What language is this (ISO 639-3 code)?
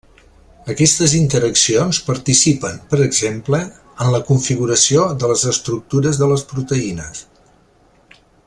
cat